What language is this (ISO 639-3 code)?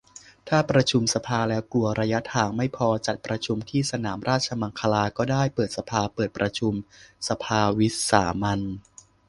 tha